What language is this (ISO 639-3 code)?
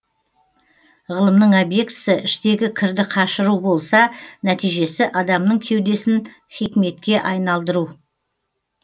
kaz